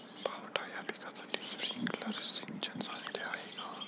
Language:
Marathi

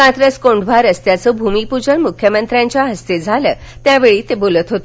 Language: Marathi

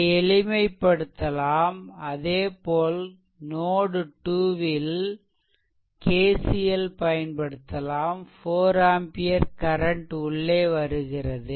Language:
Tamil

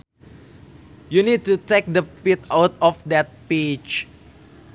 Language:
Sundanese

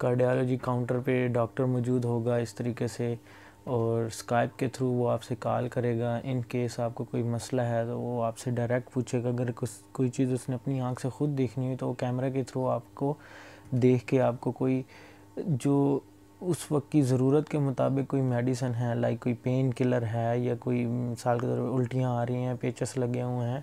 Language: Urdu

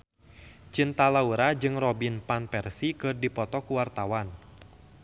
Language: Sundanese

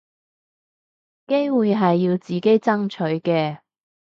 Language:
Cantonese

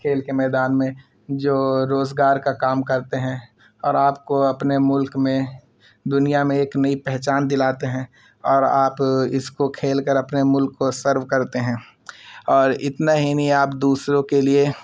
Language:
Urdu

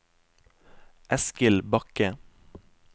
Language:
Norwegian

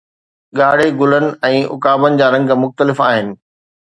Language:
Sindhi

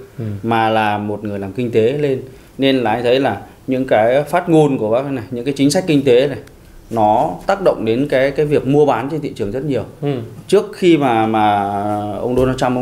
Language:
Vietnamese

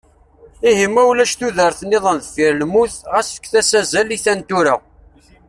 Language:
Kabyle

